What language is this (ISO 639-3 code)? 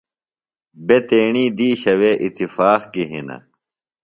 phl